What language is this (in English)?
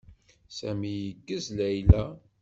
Kabyle